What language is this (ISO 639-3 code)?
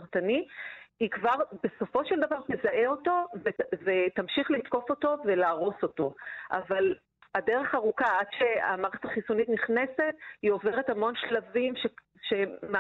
heb